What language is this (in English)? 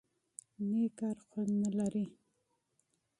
Pashto